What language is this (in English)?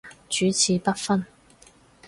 Cantonese